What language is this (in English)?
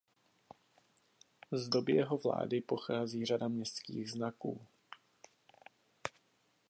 Czech